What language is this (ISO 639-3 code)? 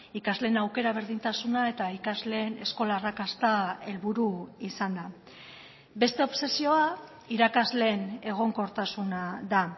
eus